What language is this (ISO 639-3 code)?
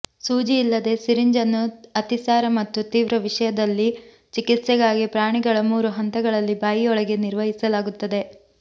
kan